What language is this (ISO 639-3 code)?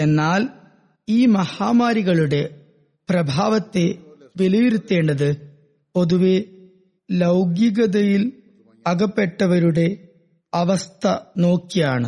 mal